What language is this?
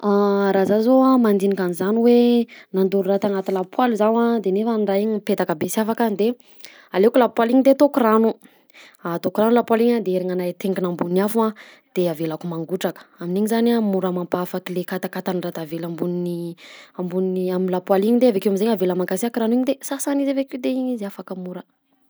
Southern Betsimisaraka Malagasy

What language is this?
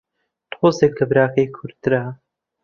Central Kurdish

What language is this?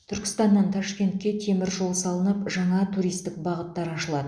Kazakh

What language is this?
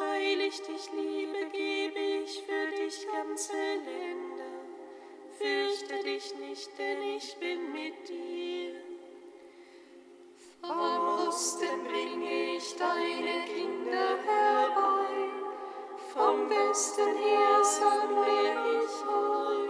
German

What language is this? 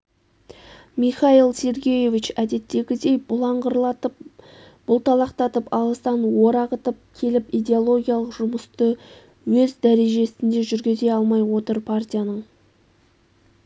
Kazakh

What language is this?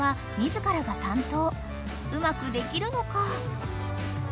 Japanese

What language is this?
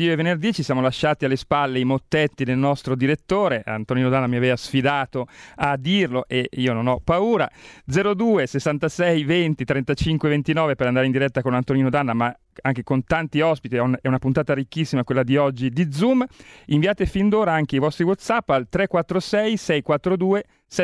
Italian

